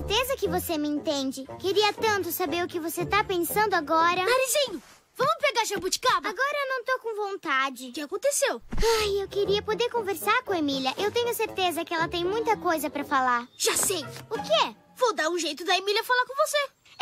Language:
Portuguese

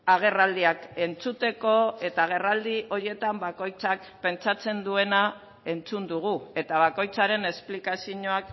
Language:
Basque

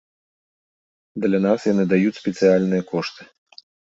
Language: Belarusian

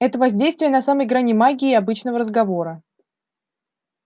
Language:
Russian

